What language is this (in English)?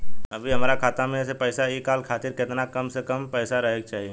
Bhojpuri